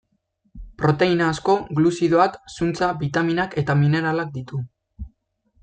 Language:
Basque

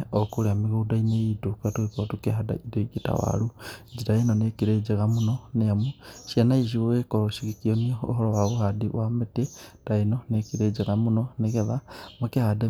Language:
Kikuyu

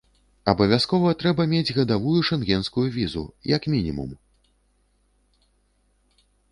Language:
Belarusian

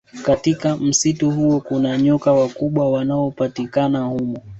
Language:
Swahili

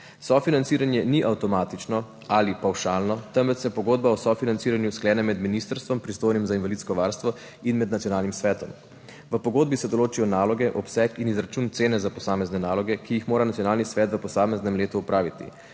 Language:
Slovenian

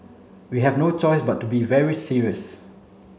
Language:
English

